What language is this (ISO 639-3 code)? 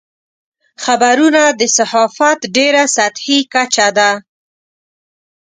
pus